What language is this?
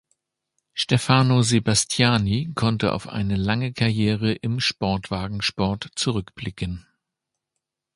German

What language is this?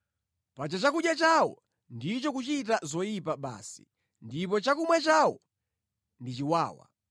Nyanja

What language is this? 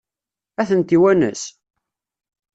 Kabyle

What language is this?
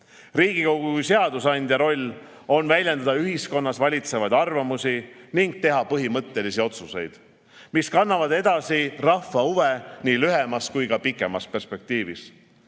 Estonian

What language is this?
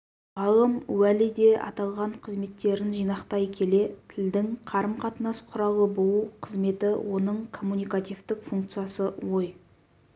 Kazakh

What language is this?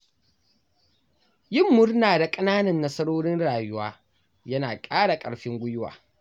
Hausa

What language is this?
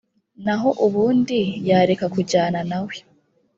Kinyarwanda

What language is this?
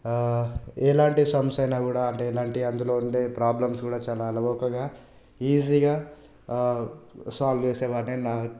Telugu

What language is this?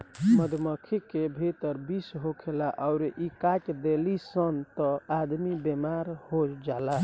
Bhojpuri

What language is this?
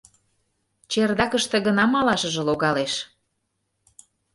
Mari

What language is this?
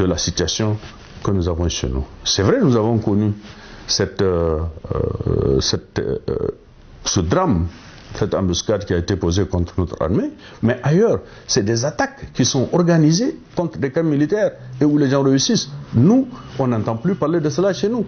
French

